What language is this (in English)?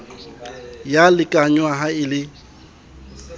Southern Sotho